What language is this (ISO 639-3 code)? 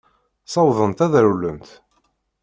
kab